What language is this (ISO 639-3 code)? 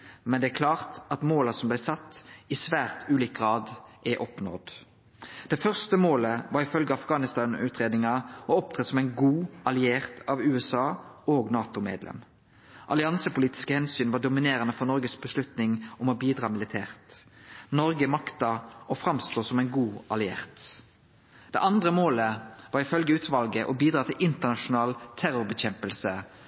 nno